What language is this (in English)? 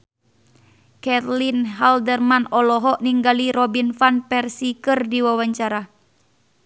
Sundanese